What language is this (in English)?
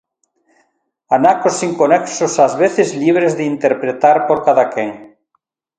Galician